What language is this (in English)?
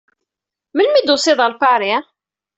Kabyle